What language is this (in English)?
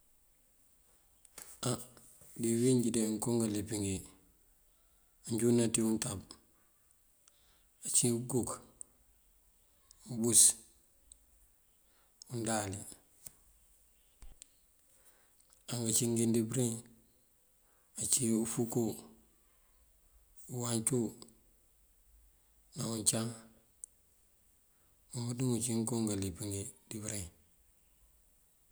Mandjak